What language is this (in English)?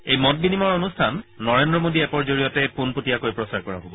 Assamese